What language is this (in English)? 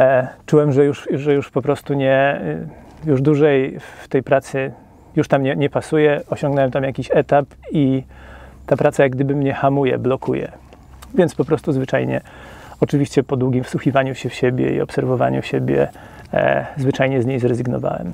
Polish